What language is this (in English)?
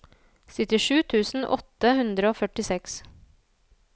Norwegian